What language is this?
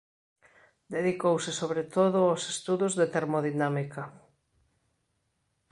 Galician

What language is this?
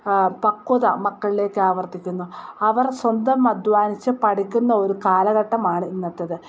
Malayalam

